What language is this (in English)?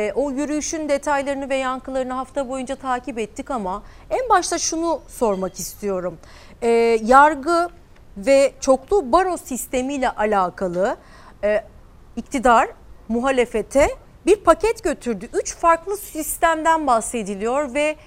Turkish